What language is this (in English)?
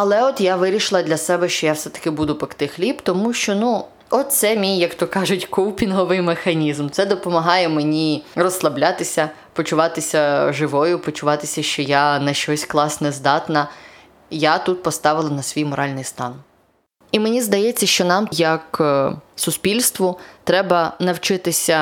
Ukrainian